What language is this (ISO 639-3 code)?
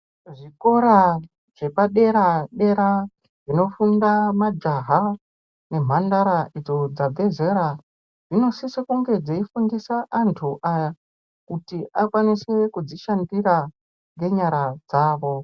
ndc